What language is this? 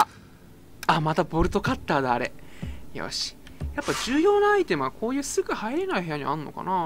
Japanese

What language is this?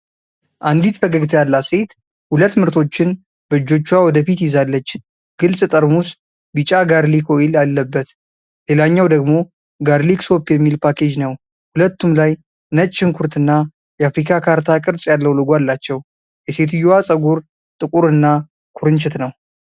Amharic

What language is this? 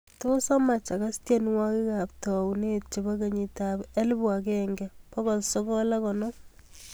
Kalenjin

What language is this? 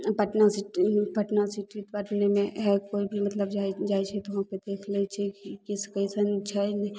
Maithili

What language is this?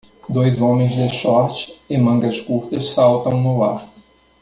Portuguese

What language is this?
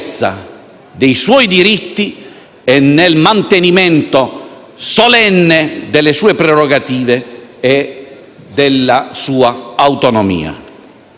Italian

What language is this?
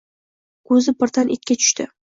Uzbek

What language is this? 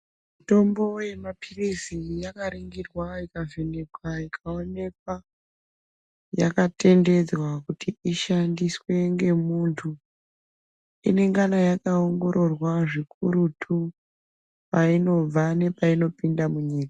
Ndau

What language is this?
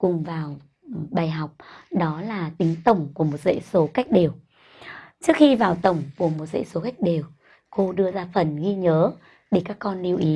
Vietnamese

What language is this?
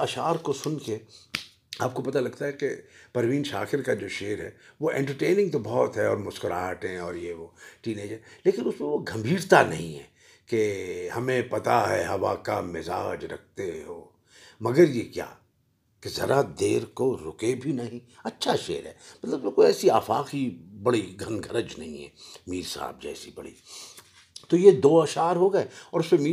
Urdu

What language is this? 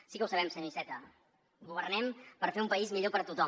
Catalan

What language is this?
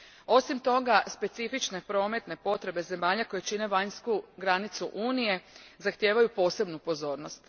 Croatian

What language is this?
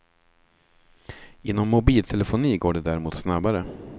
Swedish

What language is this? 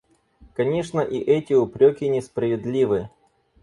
Russian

